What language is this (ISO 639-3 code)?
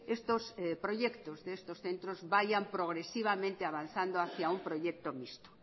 spa